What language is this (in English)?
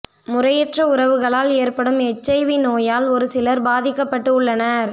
Tamil